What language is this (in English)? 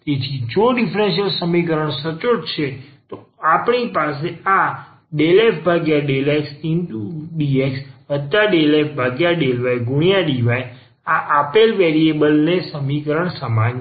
Gujarati